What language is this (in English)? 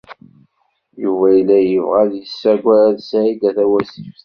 Kabyle